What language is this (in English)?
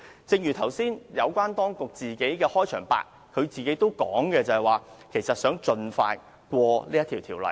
Cantonese